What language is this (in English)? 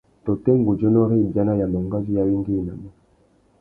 Tuki